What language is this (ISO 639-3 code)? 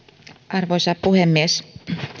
fin